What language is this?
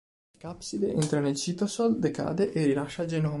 Italian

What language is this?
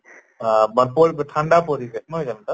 Assamese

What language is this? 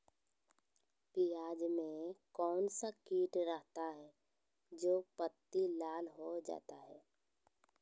Magahi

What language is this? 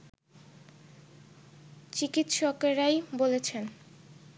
Bangla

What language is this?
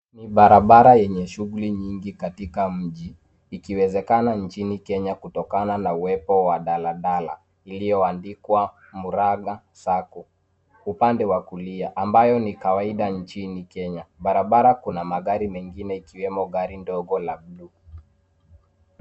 Swahili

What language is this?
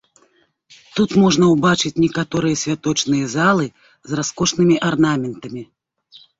Belarusian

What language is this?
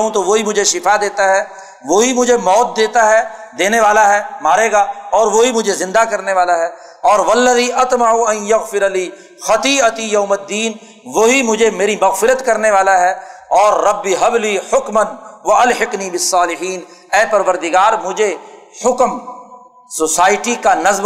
Urdu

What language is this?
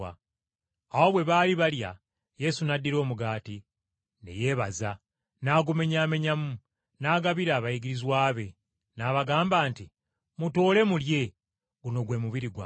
Ganda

